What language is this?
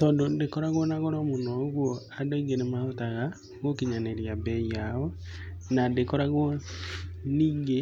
Kikuyu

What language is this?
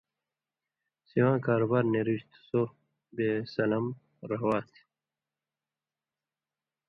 Indus Kohistani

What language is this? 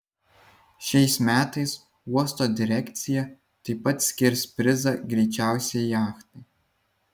Lithuanian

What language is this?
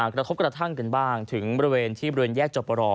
Thai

